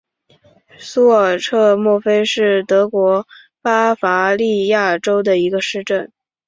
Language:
Chinese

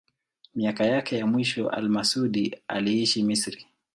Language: Swahili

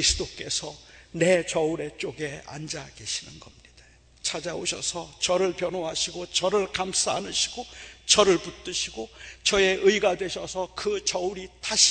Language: Korean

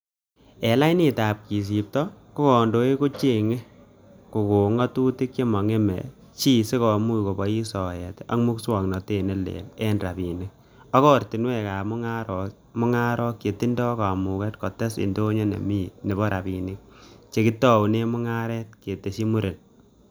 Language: Kalenjin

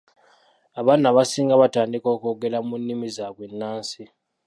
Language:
Ganda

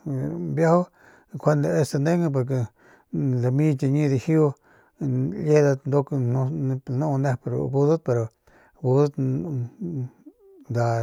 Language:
Northern Pame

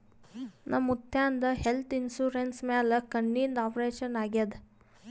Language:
Kannada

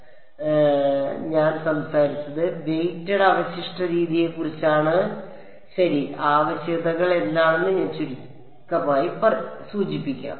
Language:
Malayalam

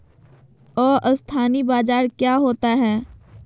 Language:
Magahi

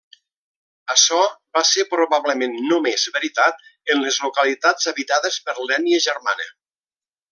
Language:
Catalan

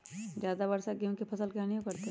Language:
Magahi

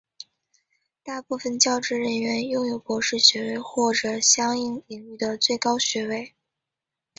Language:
Chinese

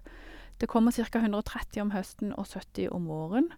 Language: Norwegian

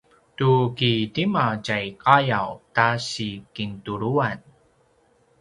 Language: Paiwan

